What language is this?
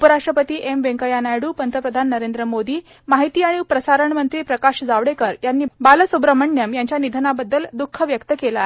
Marathi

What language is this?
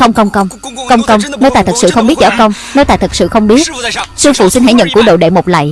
Vietnamese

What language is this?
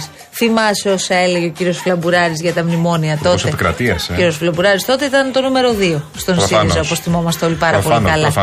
Greek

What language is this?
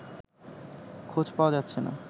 Bangla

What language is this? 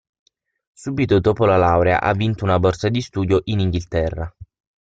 Italian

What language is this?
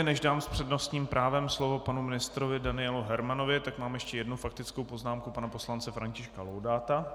Czech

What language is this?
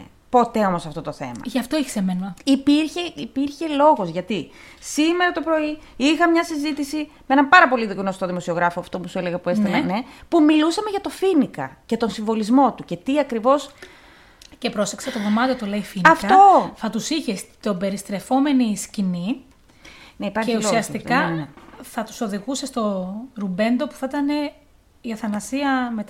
Greek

